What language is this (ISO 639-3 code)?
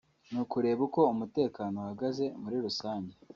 kin